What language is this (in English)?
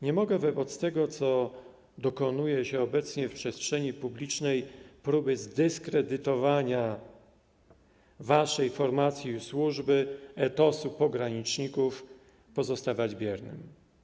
Polish